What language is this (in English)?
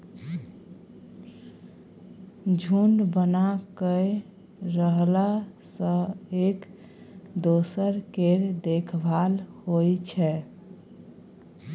Maithili